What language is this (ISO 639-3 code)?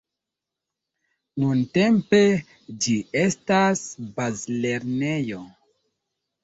epo